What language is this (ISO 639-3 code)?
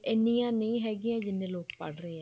pan